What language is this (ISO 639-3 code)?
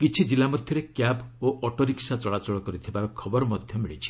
ori